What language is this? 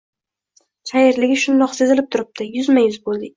Uzbek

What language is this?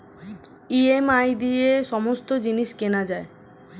Bangla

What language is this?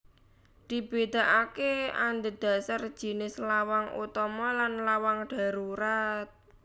Javanese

